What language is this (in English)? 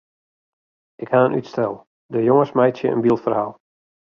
Western Frisian